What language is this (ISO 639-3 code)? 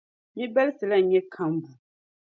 dag